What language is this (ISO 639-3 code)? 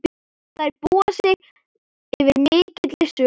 isl